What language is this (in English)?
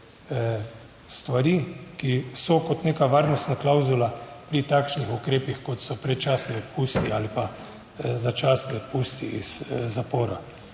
Slovenian